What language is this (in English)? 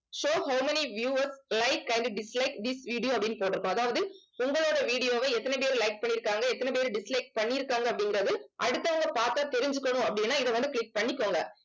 Tamil